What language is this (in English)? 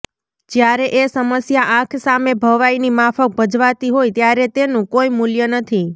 Gujarati